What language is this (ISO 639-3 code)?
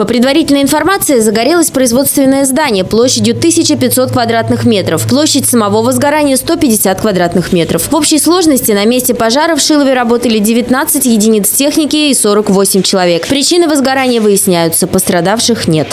rus